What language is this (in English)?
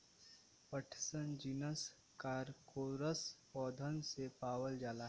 Bhojpuri